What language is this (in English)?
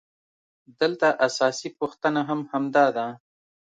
Pashto